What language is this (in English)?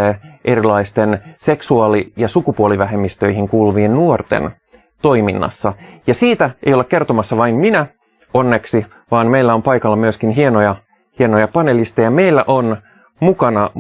Finnish